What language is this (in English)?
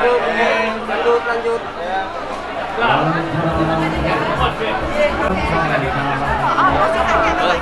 Indonesian